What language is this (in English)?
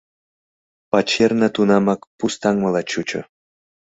Mari